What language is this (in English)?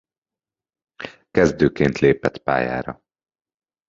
Hungarian